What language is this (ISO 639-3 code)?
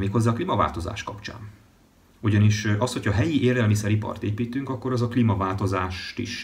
hun